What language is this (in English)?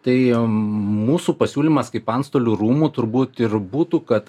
Lithuanian